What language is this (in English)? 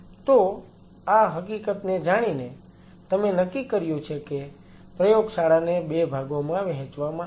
Gujarati